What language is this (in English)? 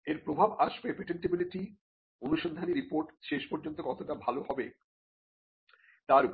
Bangla